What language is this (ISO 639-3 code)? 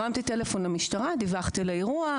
heb